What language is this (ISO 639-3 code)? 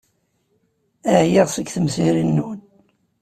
kab